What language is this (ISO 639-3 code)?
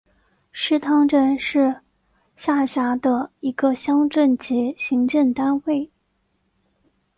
zho